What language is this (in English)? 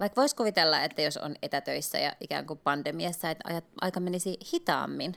Finnish